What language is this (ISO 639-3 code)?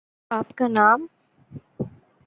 urd